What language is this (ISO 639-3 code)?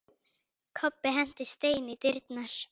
isl